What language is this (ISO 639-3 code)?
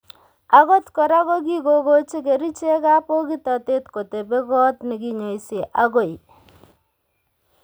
kln